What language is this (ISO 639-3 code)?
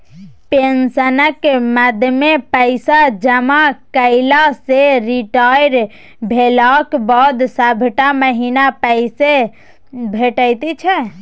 mai